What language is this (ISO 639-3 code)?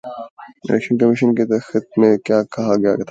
urd